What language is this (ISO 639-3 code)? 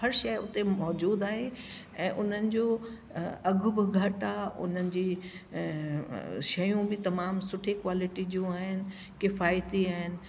snd